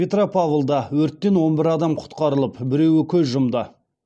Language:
Kazakh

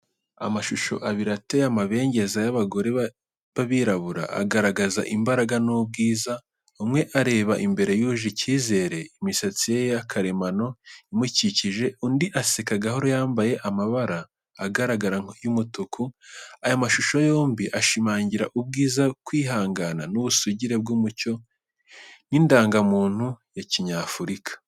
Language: Kinyarwanda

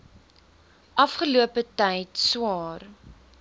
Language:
Afrikaans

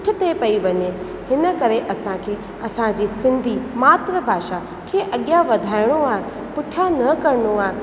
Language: Sindhi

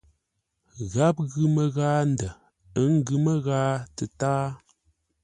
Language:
Ngombale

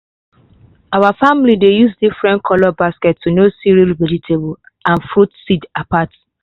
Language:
Nigerian Pidgin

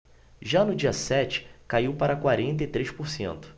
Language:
Portuguese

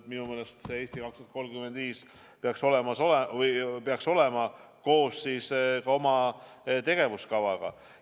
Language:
Estonian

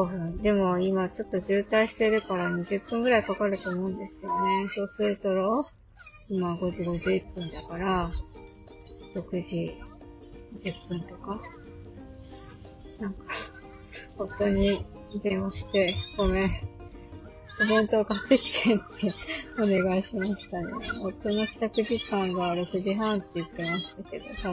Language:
Japanese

